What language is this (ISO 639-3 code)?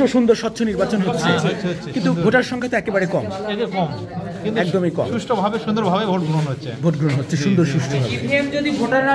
ara